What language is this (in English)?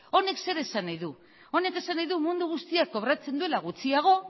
Basque